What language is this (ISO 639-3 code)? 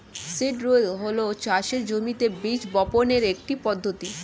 ben